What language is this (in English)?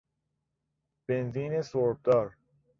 Persian